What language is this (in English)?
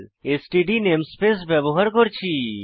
Bangla